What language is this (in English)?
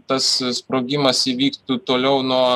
Lithuanian